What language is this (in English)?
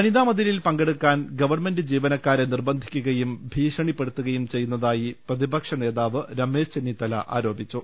Malayalam